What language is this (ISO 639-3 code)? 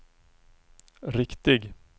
swe